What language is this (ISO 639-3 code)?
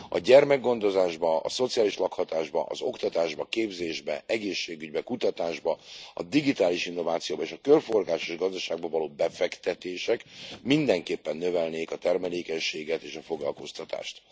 hun